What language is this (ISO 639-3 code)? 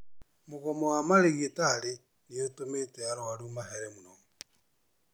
kik